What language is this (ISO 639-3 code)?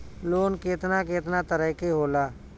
bho